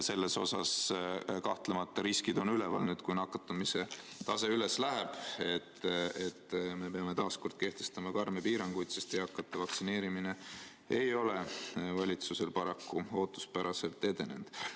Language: Estonian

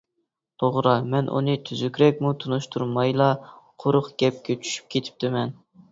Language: Uyghur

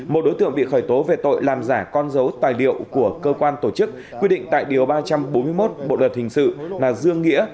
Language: Vietnamese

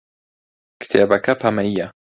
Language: Central Kurdish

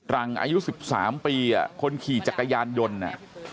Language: Thai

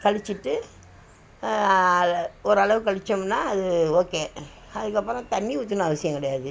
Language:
Tamil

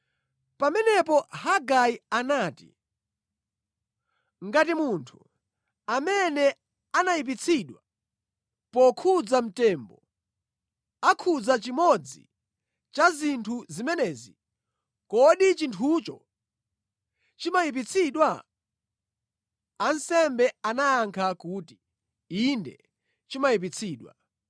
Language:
Nyanja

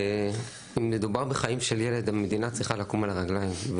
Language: Hebrew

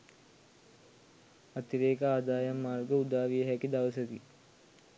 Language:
Sinhala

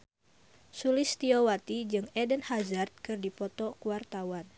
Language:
Sundanese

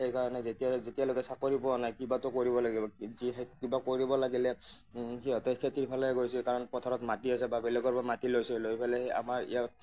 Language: Assamese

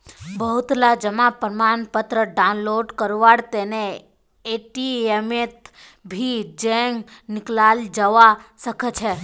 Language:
Magahi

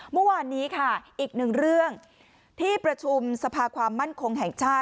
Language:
Thai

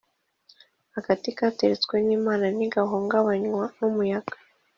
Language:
Kinyarwanda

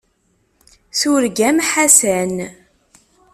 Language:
Kabyle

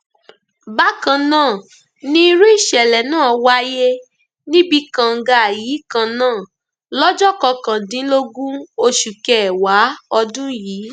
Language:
Yoruba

